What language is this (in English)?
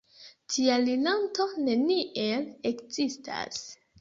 Esperanto